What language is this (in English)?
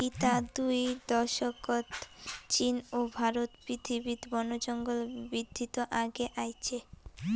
Bangla